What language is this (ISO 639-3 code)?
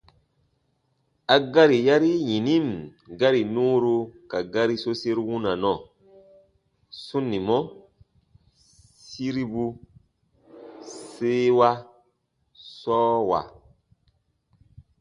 bba